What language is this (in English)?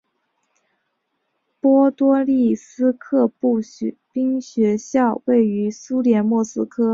Chinese